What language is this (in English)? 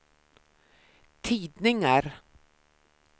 Swedish